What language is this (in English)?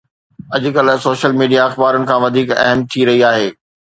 Sindhi